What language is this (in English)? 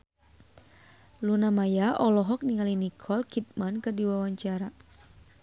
Sundanese